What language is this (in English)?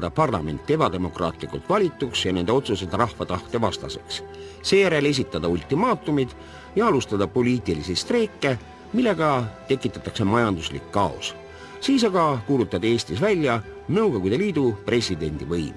Finnish